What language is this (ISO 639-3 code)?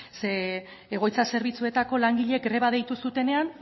eus